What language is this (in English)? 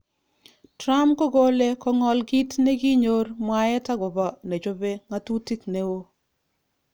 Kalenjin